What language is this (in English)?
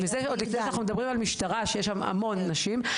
Hebrew